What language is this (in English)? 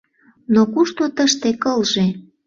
Mari